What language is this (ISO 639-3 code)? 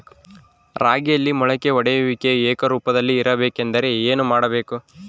kan